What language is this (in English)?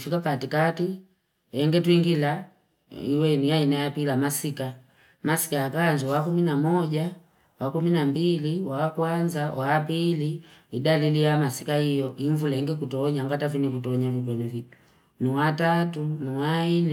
Fipa